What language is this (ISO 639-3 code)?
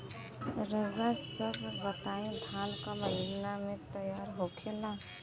bho